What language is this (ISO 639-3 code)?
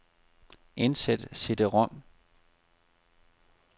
dan